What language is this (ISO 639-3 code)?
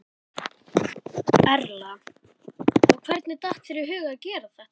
isl